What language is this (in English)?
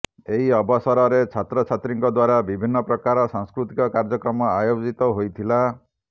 Odia